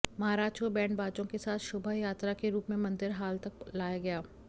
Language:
Hindi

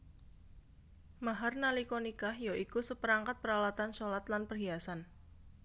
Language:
Javanese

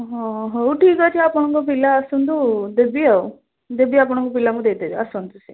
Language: Odia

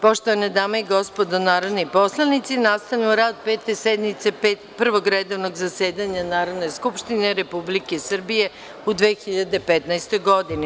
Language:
Serbian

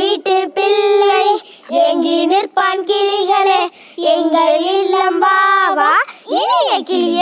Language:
Tamil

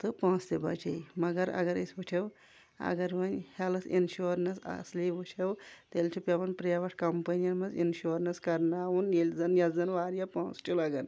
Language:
Kashmiri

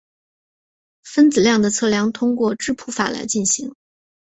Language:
Chinese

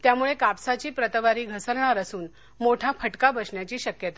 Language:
Marathi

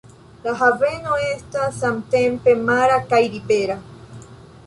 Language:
Esperanto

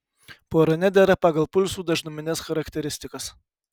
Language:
Lithuanian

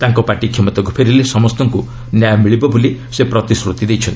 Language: Odia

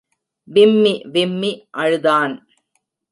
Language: Tamil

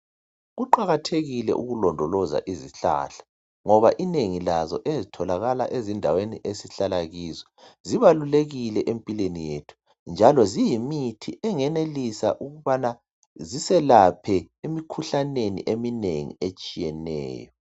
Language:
North Ndebele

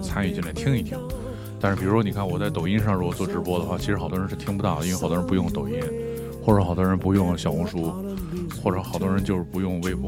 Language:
Chinese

